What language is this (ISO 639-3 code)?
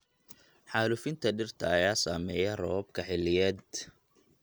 som